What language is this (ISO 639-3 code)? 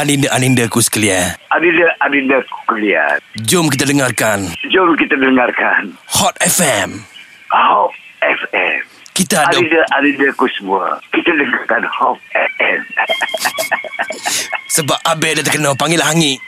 msa